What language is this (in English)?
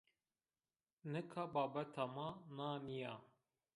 Zaza